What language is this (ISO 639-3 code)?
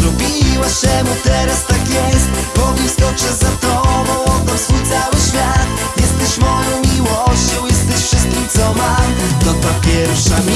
pol